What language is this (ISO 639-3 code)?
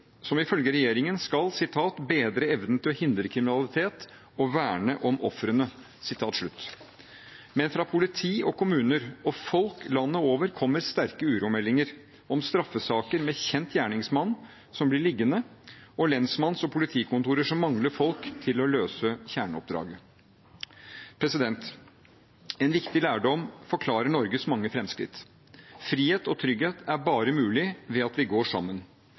nob